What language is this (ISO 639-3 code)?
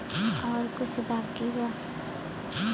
bho